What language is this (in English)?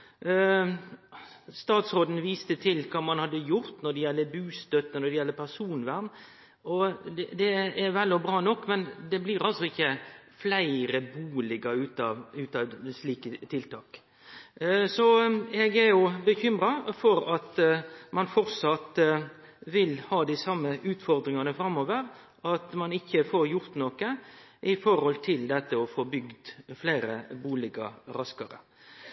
Norwegian Nynorsk